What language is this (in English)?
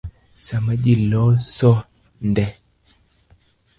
Luo (Kenya and Tanzania)